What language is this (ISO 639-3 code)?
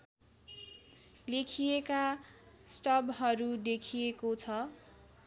nep